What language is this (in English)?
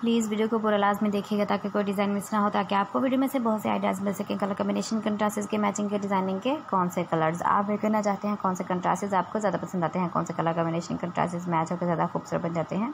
Hindi